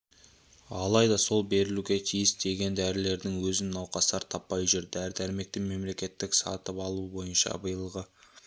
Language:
Kazakh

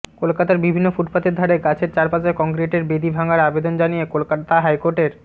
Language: Bangla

